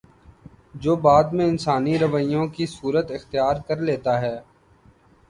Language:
Urdu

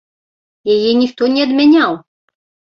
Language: Belarusian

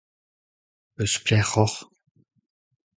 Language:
Breton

